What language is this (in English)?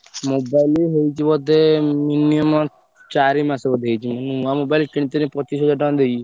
Odia